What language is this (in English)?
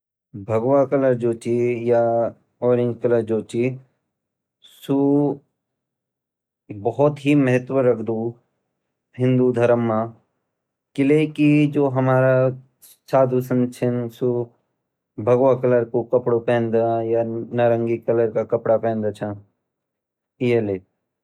Garhwali